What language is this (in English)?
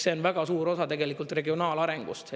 Estonian